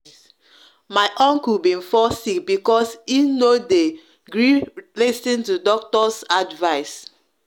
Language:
Nigerian Pidgin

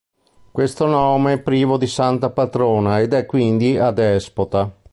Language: Italian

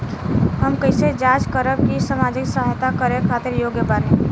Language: Bhojpuri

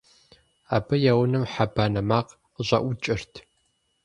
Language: Kabardian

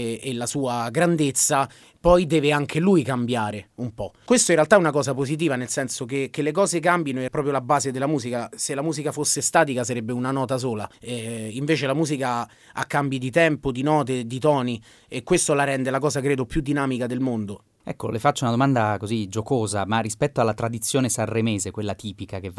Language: Italian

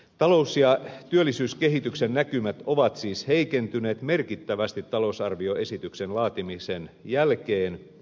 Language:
Finnish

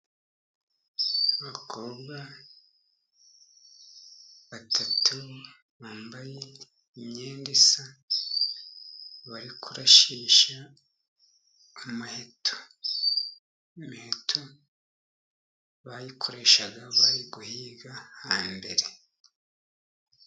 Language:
Kinyarwanda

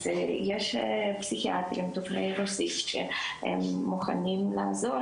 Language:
Hebrew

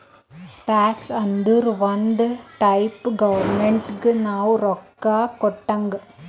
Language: Kannada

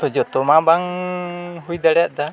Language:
Santali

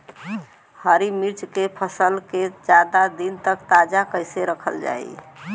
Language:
Bhojpuri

